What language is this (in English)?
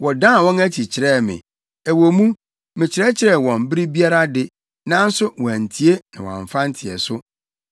Akan